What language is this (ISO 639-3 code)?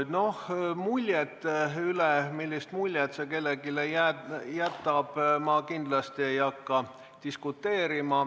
est